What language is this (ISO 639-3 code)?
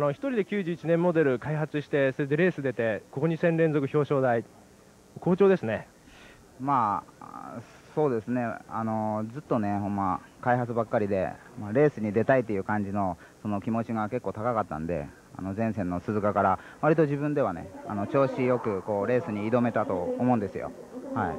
jpn